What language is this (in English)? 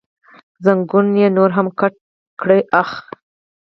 Pashto